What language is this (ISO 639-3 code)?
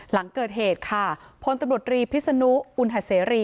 tha